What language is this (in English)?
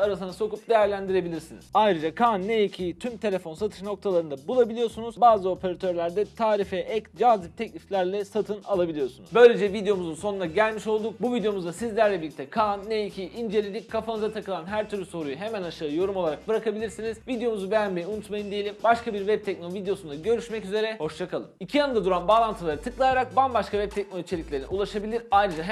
Turkish